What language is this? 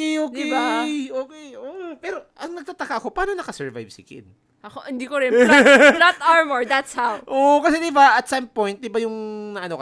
Filipino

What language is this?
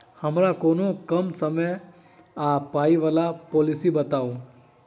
Maithili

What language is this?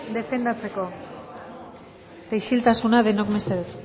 Basque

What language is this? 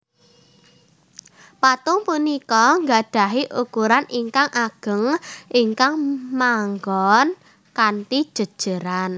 Javanese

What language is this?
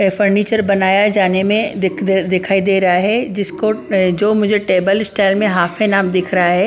Hindi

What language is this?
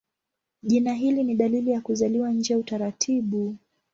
Swahili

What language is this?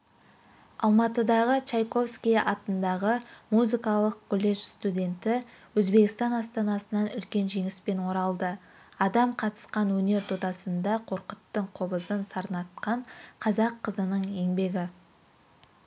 Kazakh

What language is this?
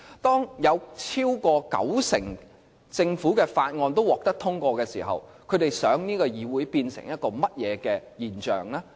Cantonese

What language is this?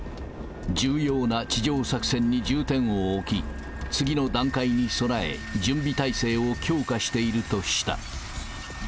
Japanese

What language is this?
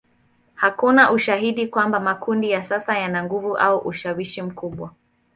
Swahili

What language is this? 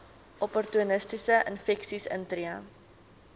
Afrikaans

